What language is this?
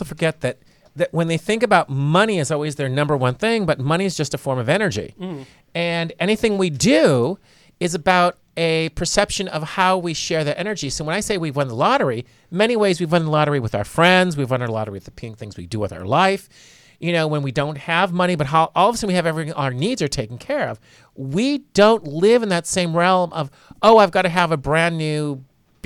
English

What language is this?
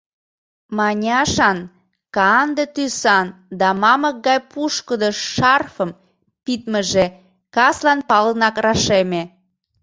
Mari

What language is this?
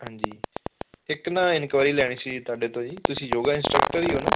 Punjabi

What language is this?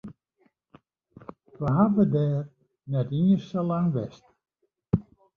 Western Frisian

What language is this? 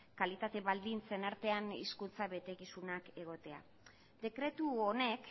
Basque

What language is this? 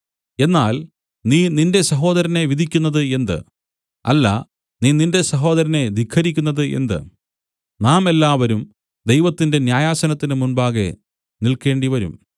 Malayalam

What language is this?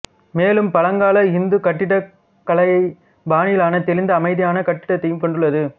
Tamil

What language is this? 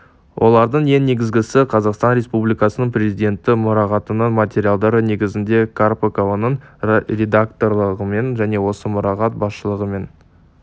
Kazakh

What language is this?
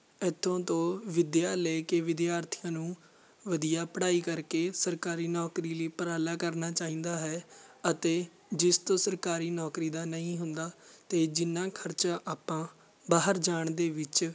Punjabi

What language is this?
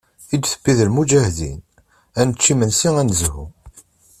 Kabyle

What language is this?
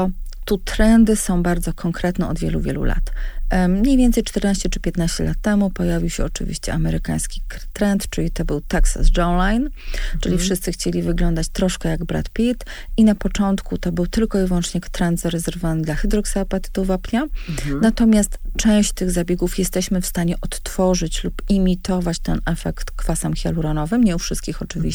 Polish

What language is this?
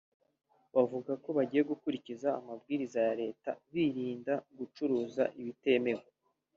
Kinyarwanda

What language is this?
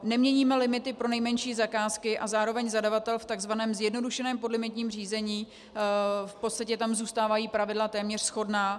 Czech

